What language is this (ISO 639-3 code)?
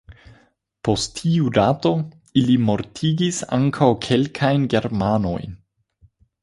epo